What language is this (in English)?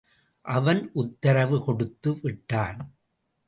Tamil